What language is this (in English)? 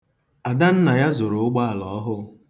Igbo